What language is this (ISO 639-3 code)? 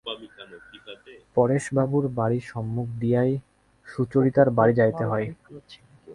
ben